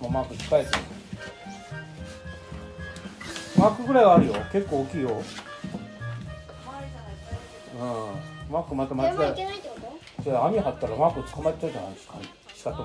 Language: Japanese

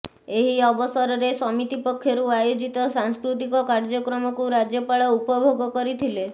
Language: Odia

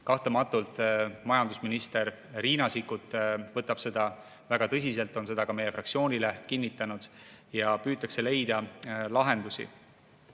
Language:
Estonian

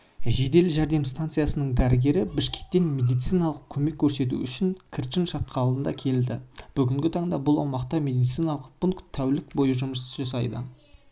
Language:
Kazakh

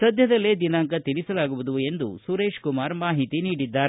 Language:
Kannada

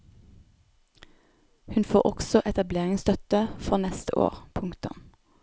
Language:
Norwegian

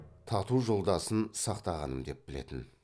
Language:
Kazakh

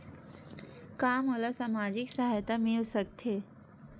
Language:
Chhattisgarhi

